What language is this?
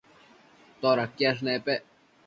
Matsés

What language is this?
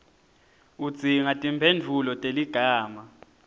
Swati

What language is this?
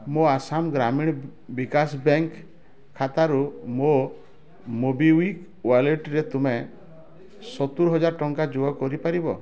Odia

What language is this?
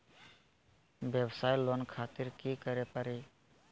Magahi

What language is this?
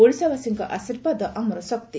Odia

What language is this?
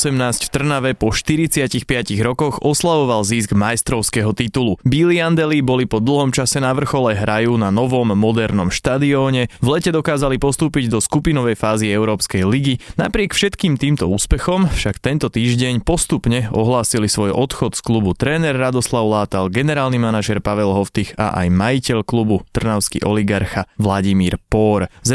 Slovak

